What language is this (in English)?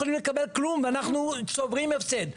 Hebrew